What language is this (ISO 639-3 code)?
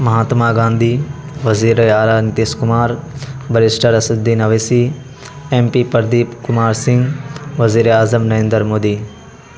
urd